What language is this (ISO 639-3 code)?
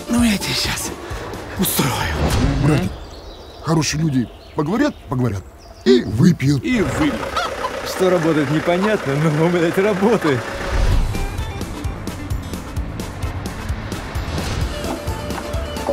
rus